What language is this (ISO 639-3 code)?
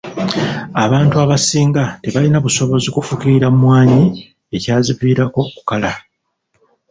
lug